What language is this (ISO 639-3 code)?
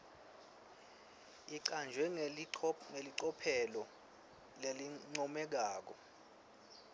ssw